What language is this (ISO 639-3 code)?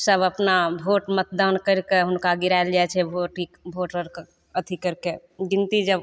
mai